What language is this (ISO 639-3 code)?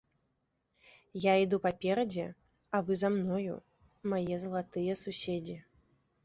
bel